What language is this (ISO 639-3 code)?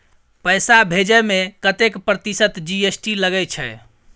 mai